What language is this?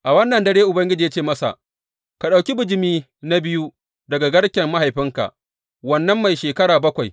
Hausa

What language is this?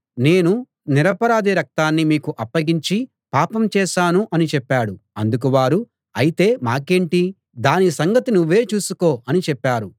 Telugu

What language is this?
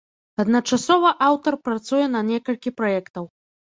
Belarusian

